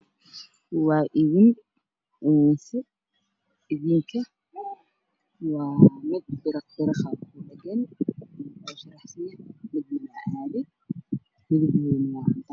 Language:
Somali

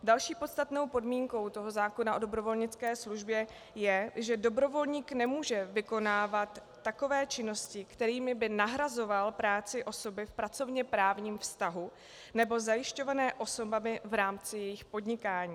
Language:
Czech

